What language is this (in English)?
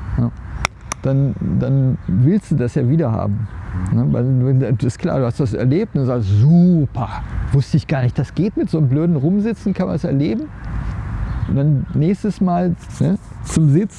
German